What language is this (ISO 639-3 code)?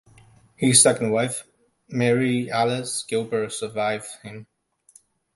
eng